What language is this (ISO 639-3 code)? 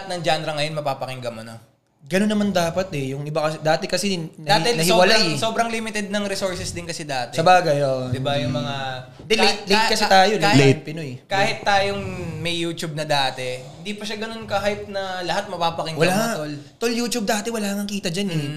fil